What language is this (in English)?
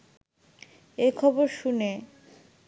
Bangla